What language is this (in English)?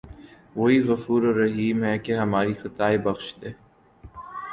Urdu